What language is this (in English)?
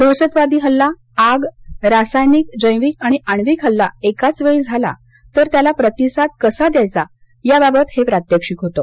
Marathi